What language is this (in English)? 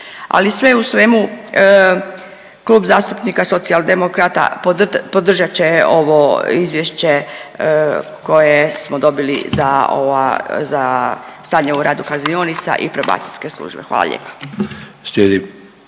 Croatian